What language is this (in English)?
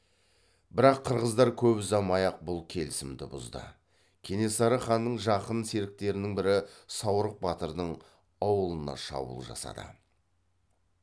Kazakh